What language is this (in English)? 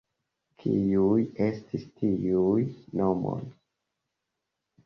Esperanto